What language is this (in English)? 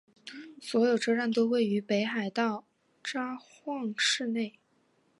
Chinese